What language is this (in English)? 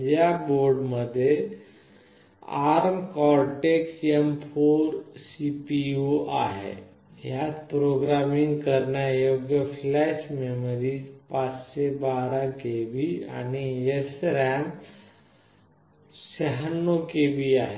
Marathi